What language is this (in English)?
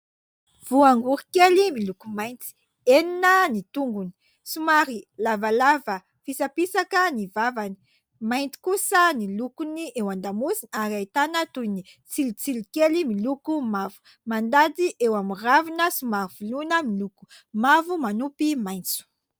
Malagasy